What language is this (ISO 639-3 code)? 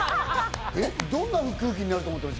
jpn